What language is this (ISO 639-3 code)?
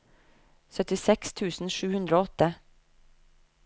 nor